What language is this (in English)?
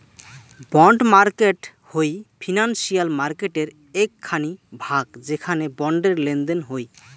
Bangla